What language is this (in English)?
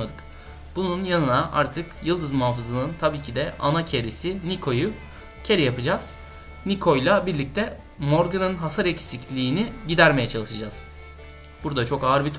Turkish